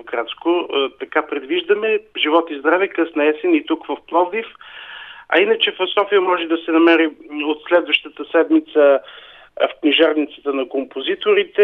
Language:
Bulgarian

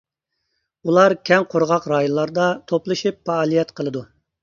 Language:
Uyghur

